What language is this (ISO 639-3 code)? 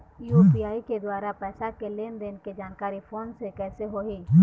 hne